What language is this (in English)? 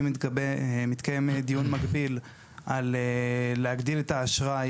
Hebrew